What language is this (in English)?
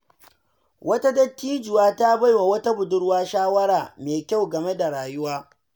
Hausa